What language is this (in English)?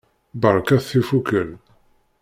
Kabyle